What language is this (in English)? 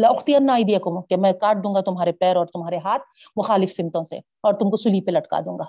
Urdu